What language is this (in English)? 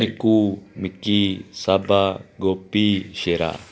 Punjabi